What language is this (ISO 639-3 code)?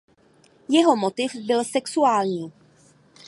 ces